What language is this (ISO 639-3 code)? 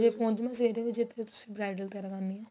pan